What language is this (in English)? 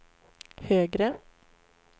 Swedish